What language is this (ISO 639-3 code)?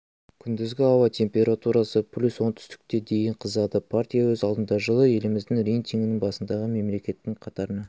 kaz